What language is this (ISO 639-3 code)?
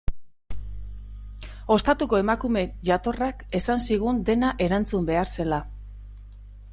eus